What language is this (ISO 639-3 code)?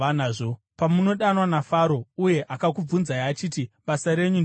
sna